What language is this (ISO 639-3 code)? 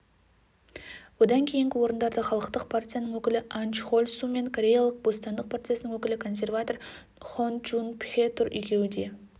kaz